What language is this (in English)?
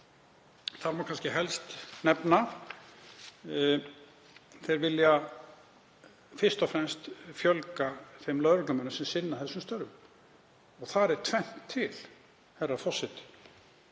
Icelandic